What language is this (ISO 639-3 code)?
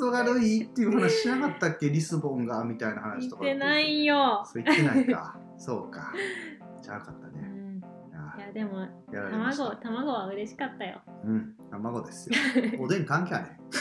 jpn